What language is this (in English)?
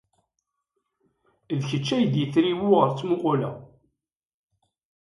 Kabyle